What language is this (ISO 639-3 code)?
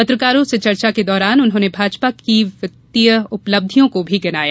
hin